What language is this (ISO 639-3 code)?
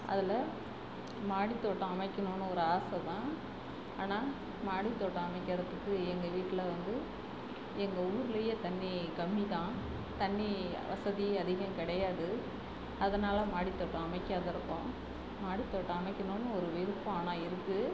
tam